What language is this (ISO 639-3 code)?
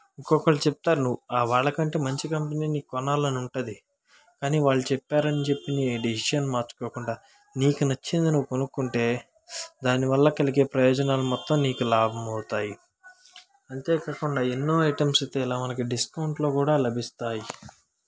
tel